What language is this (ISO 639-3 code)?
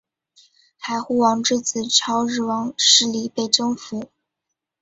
zho